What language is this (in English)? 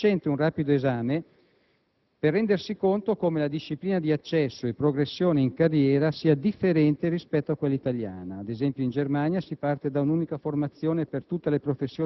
Italian